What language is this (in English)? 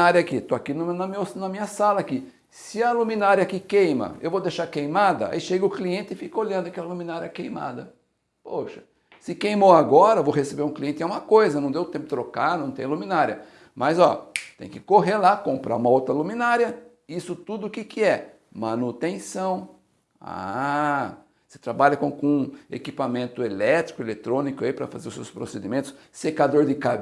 Portuguese